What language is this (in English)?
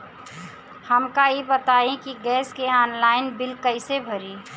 Bhojpuri